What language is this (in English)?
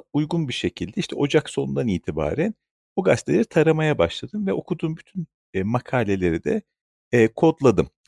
Turkish